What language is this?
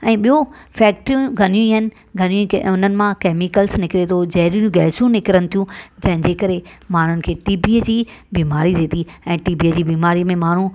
Sindhi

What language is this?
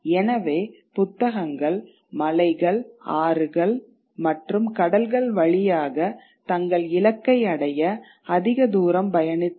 Tamil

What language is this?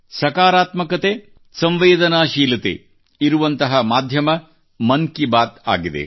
Kannada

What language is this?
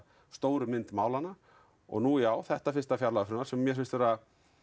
Icelandic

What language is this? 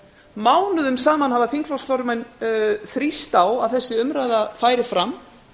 Icelandic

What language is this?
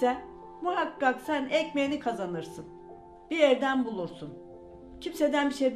Turkish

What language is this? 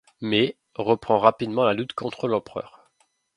French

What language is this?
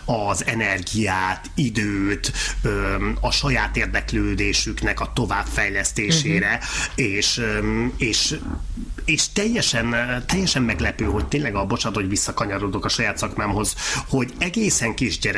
Hungarian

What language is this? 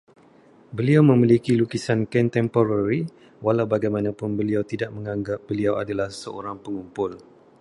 Malay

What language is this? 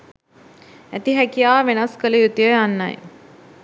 Sinhala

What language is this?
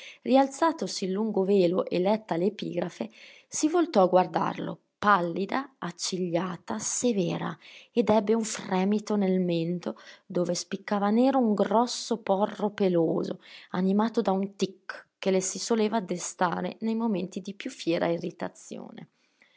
Italian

